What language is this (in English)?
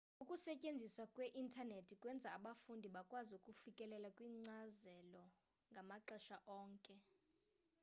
Xhosa